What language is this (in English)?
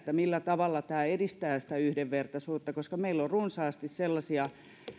Finnish